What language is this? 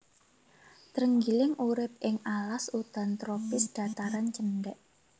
Javanese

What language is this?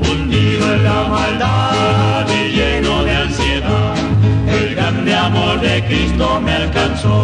Romanian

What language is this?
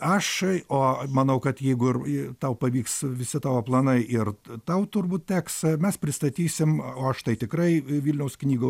Lithuanian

